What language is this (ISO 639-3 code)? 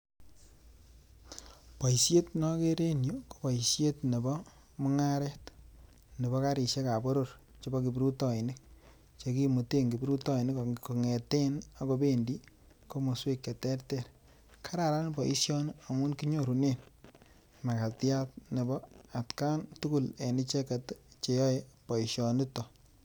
kln